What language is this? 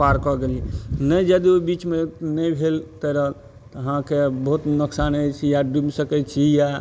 Maithili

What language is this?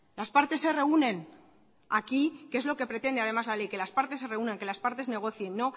Spanish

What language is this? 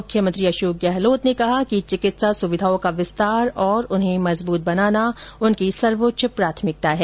Hindi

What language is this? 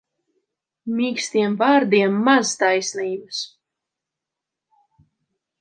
Latvian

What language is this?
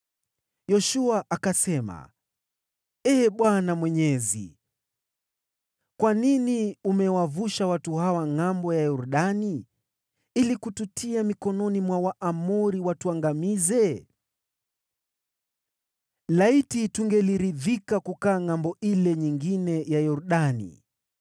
Swahili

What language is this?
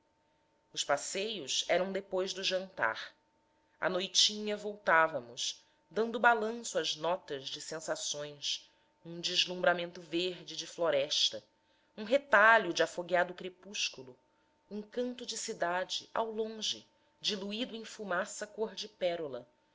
Portuguese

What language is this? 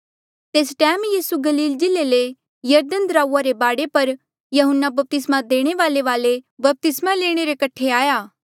Mandeali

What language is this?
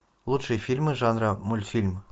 Russian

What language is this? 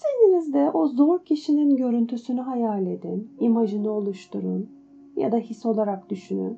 Turkish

